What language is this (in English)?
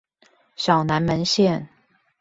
Chinese